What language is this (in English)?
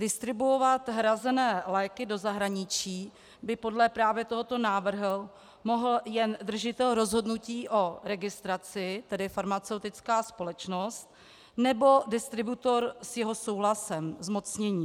Czech